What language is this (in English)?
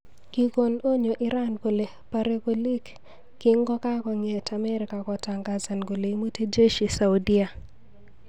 Kalenjin